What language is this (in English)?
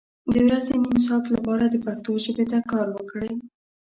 Pashto